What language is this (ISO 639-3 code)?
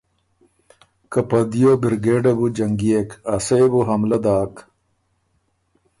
oru